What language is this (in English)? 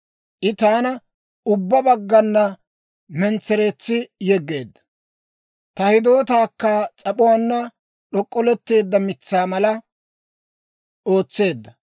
Dawro